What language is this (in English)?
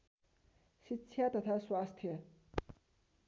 Nepali